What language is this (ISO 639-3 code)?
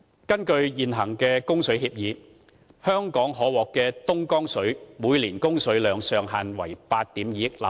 yue